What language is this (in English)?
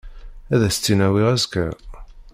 Kabyle